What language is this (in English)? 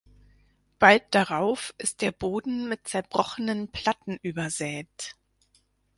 German